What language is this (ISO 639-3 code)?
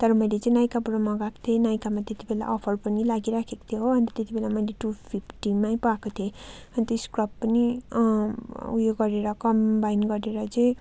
nep